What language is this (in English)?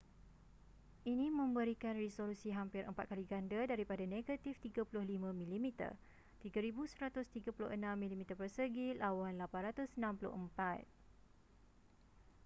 Malay